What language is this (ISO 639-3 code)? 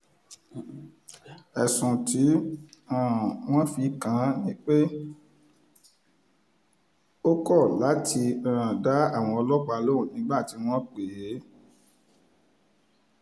yor